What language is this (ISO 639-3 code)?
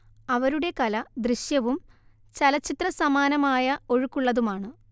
mal